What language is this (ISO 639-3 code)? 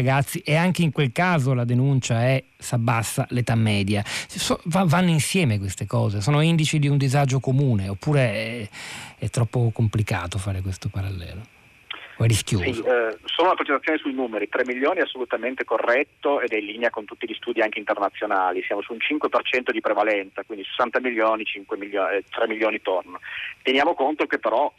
ita